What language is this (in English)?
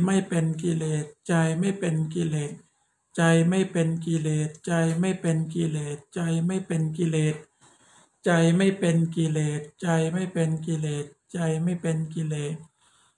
Thai